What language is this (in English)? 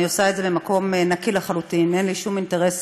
Hebrew